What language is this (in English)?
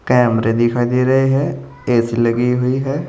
Hindi